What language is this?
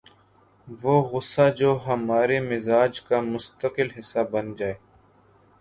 Urdu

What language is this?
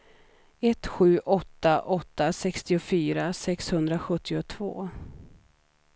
Swedish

